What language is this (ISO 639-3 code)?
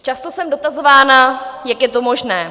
ces